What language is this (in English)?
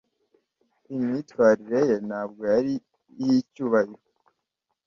Kinyarwanda